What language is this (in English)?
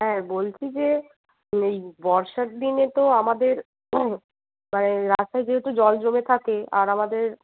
Bangla